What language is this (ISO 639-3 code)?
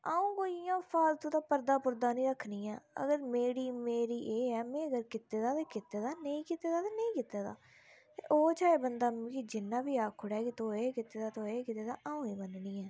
doi